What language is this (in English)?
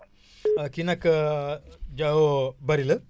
Wolof